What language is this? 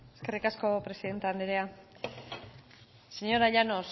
Basque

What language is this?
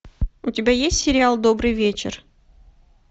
Russian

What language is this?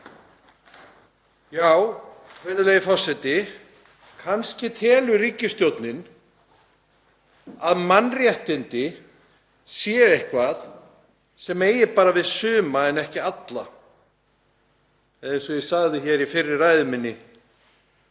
Icelandic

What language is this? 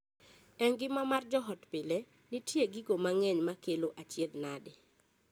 Luo (Kenya and Tanzania)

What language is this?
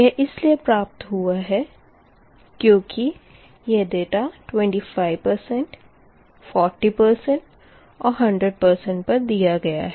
Hindi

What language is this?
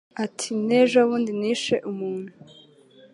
Kinyarwanda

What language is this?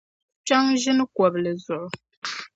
Dagbani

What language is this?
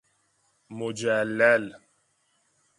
Persian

